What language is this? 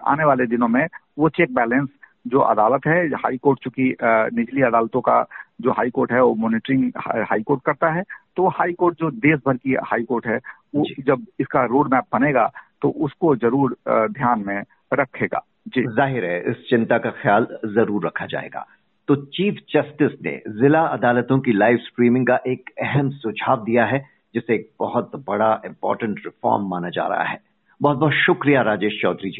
Hindi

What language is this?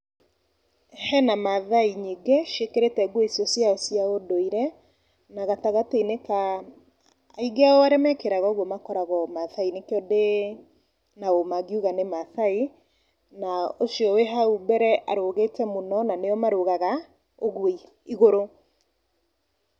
Kikuyu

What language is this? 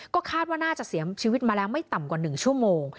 Thai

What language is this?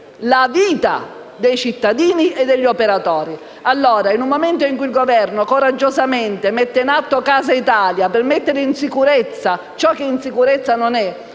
Italian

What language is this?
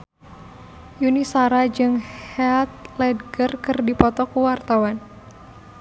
Sundanese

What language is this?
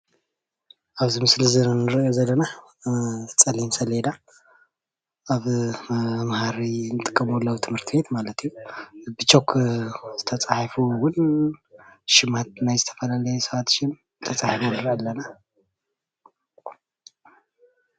Tigrinya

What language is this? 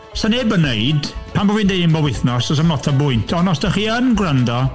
Welsh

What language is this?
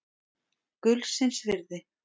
Icelandic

